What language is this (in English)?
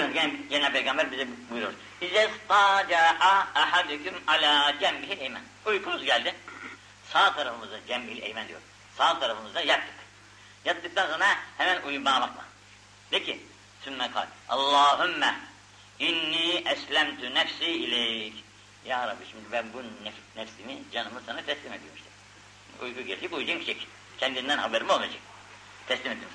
Turkish